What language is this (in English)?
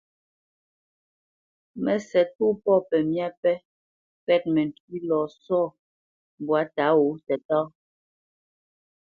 Bamenyam